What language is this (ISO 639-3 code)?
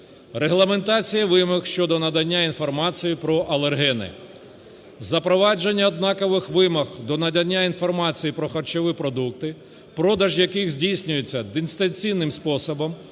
ukr